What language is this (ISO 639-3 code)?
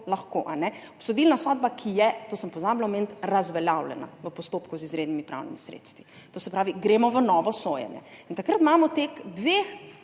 slv